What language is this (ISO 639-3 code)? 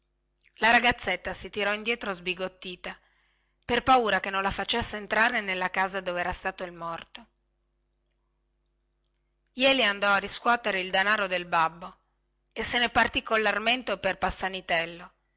ita